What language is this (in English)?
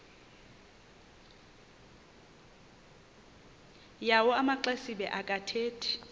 Xhosa